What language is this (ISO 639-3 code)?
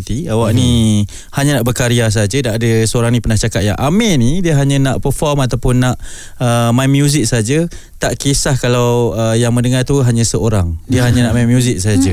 msa